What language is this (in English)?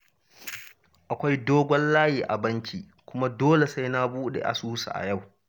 Hausa